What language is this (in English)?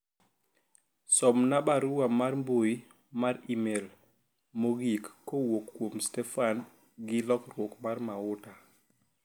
Luo (Kenya and Tanzania)